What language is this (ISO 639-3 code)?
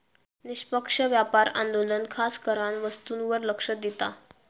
mar